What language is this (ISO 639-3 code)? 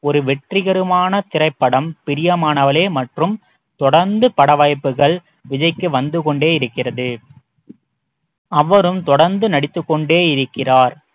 tam